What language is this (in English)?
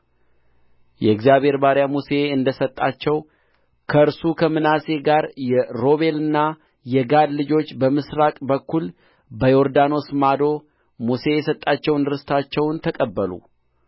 Amharic